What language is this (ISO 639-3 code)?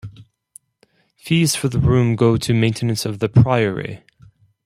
eng